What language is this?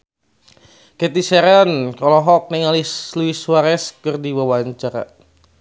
Sundanese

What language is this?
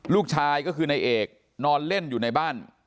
Thai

